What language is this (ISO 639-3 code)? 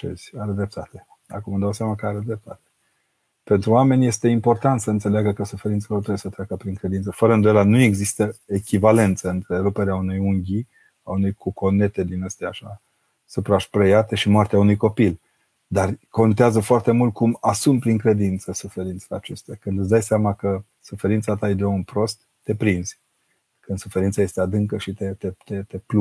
ron